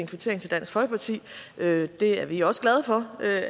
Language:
Danish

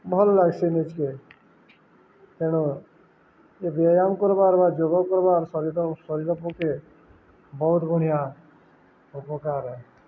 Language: Odia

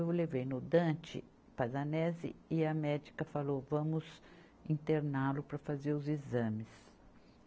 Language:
Portuguese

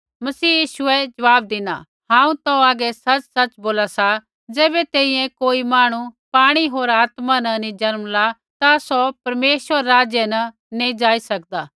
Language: Kullu Pahari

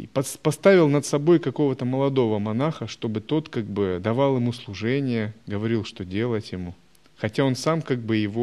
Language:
Russian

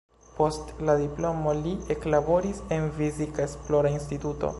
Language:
Esperanto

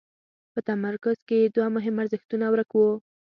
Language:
Pashto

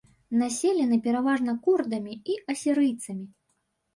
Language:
Belarusian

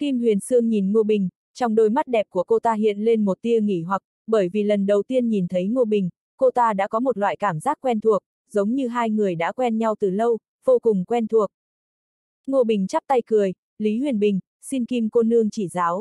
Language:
Vietnamese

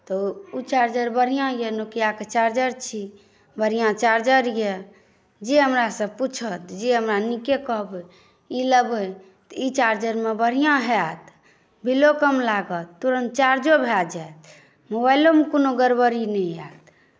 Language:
Maithili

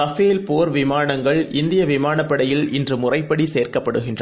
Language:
Tamil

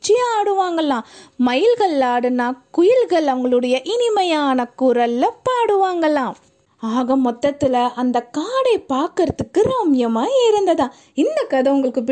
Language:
Tamil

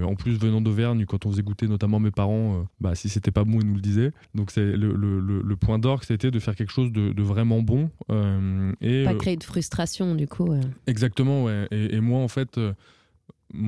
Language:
French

